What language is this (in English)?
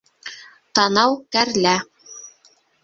Bashkir